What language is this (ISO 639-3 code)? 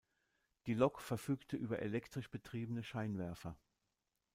deu